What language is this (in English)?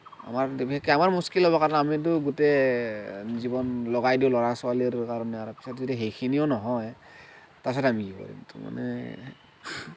Assamese